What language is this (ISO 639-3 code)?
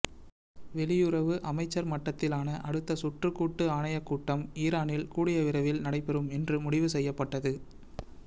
tam